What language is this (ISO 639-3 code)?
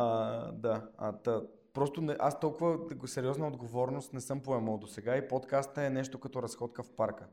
bul